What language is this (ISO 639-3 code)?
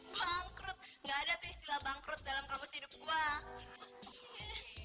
ind